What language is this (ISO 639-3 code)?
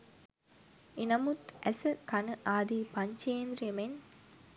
sin